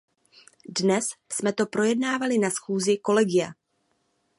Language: Czech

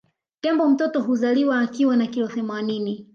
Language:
Swahili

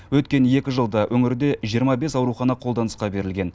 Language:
Kazakh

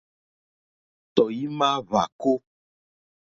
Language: Mokpwe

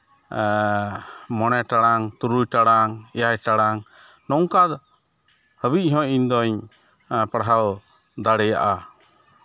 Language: Santali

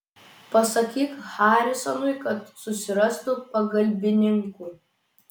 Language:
Lithuanian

